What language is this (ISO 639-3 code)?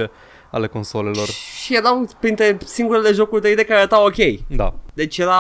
ron